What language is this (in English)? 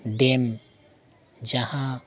Santali